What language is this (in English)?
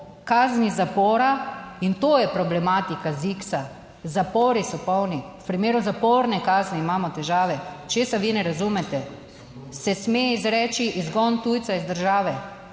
Slovenian